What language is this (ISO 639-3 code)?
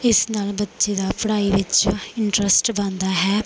pan